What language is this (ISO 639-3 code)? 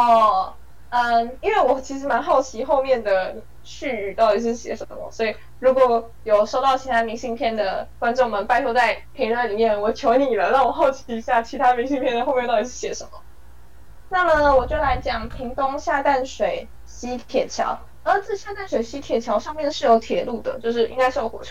zho